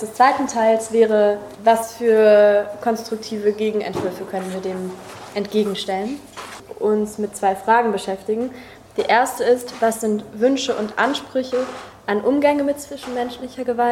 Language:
German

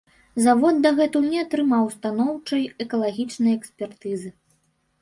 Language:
Belarusian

